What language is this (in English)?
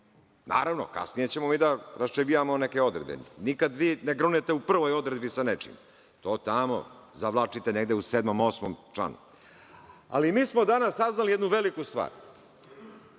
Serbian